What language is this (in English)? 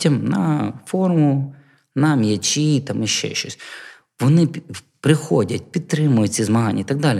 Ukrainian